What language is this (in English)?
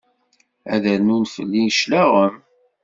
Kabyle